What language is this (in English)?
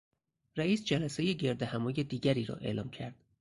Persian